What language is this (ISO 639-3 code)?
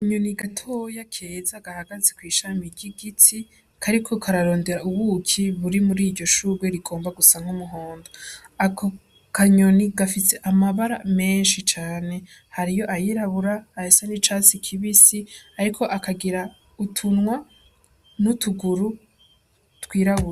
run